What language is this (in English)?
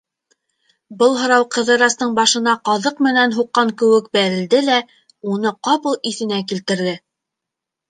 Bashkir